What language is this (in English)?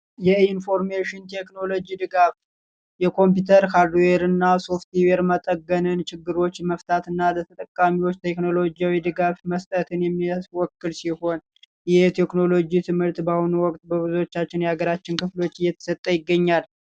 Amharic